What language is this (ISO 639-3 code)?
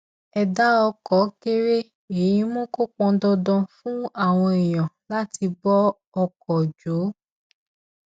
yor